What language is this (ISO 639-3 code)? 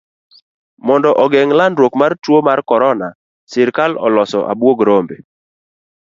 luo